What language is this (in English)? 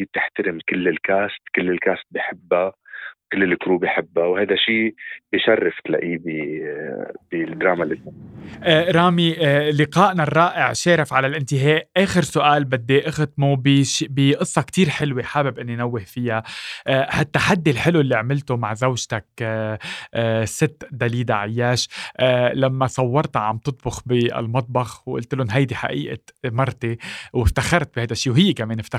Arabic